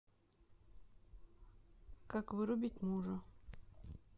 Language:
Russian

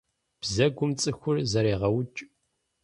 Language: Kabardian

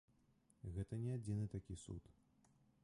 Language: Belarusian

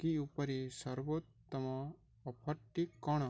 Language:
Odia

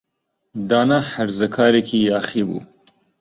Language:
Central Kurdish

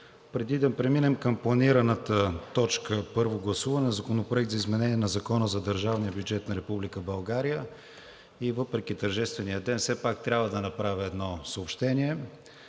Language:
Bulgarian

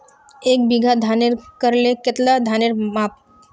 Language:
Magahi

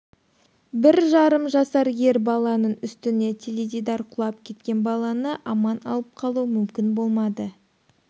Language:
Kazakh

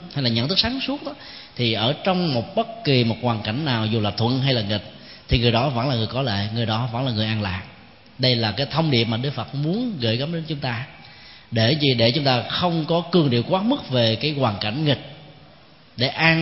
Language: Vietnamese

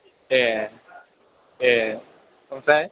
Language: Bodo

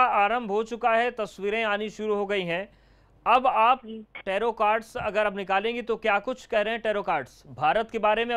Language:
Hindi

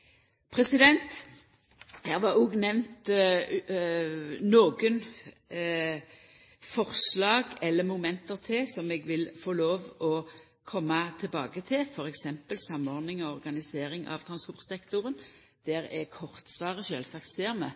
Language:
Norwegian Nynorsk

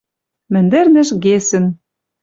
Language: Western Mari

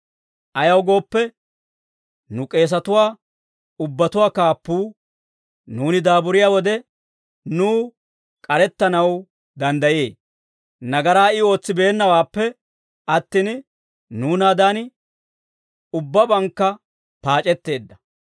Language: Dawro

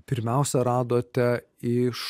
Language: Lithuanian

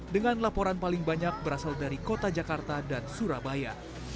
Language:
Indonesian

